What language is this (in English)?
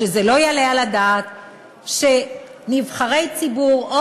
Hebrew